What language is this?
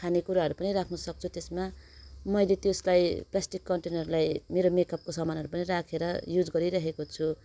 Nepali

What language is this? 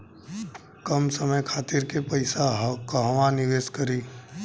Bhojpuri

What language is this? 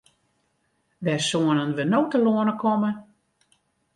Western Frisian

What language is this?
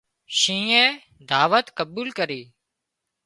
Wadiyara Koli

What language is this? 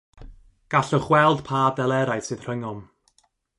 Welsh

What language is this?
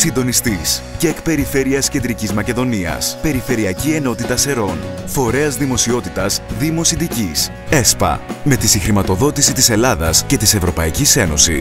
Greek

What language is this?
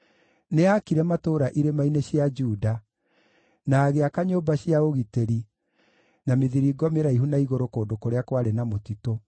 Kikuyu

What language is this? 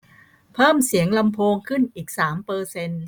Thai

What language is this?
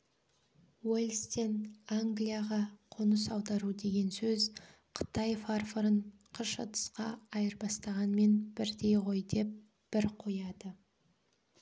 Kazakh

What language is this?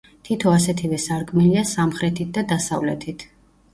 Georgian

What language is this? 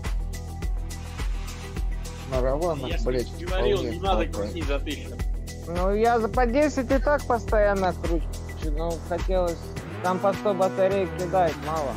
Russian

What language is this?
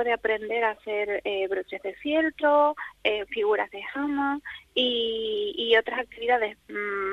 Spanish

